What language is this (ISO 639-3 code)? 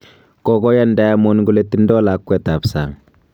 kln